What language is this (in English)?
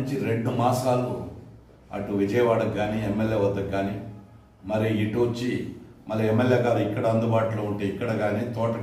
Telugu